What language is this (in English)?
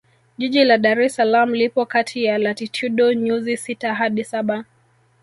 Swahili